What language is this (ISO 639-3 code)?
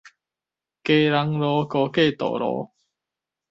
nan